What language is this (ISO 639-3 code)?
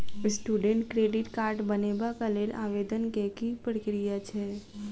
mai